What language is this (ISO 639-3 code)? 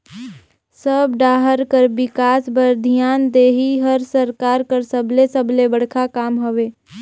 hne